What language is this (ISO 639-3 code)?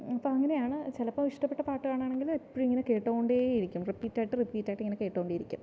mal